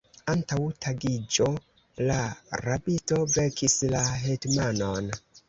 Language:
Esperanto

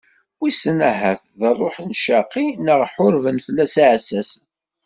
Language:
Kabyle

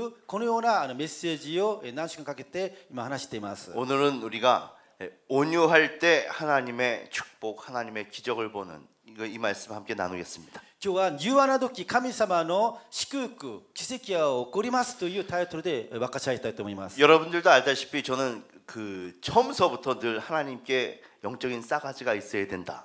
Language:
Korean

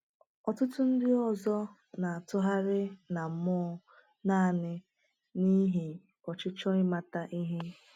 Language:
Igbo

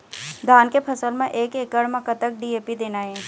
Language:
Chhattisgarhi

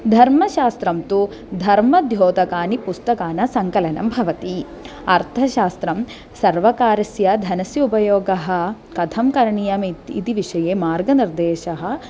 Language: Sanskrit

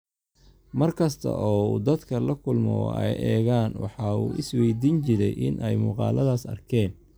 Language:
Somali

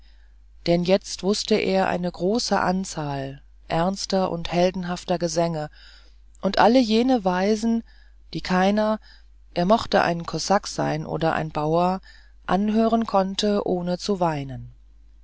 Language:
German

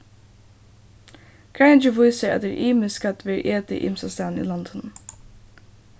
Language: Faroese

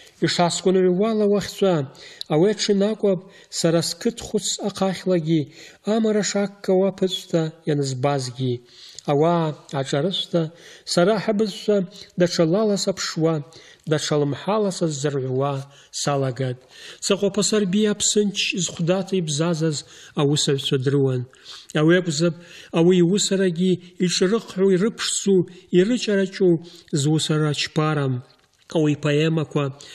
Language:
Russian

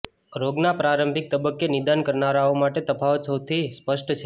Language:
Gujarati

